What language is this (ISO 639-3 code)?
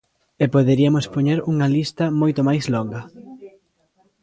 glg